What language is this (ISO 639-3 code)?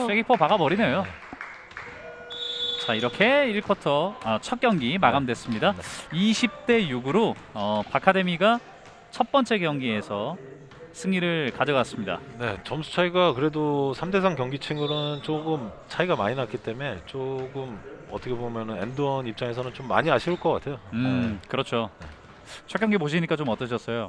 kor